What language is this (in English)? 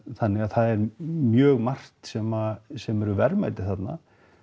Icelandic